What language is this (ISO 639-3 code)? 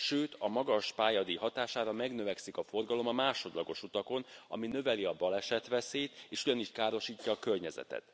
hun